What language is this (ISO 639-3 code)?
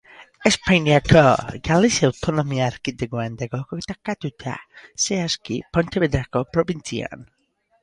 eus